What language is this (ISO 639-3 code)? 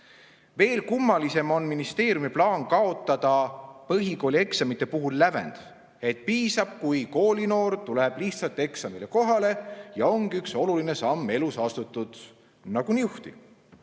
est